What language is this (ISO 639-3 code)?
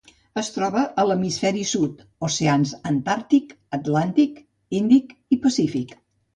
cat